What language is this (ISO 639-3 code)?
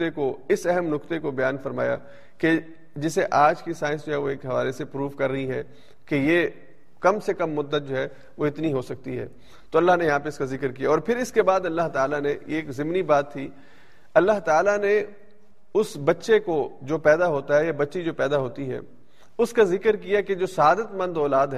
urd